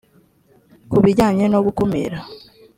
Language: Kinyarwanda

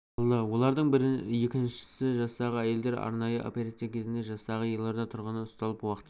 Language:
Kazakh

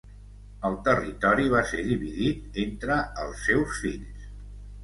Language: Catalan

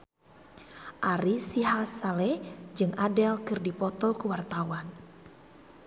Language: Sundanese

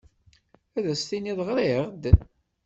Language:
Kabyle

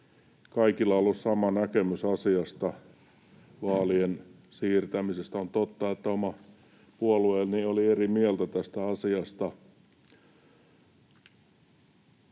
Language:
Finnish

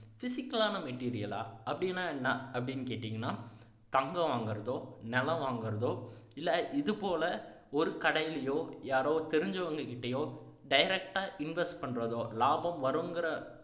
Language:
Tamil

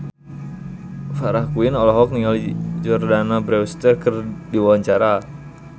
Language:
Sundanese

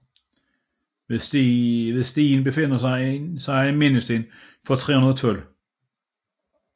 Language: Danish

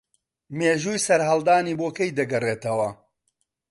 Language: Central Kurdish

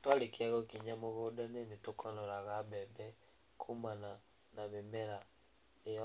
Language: Kikuyu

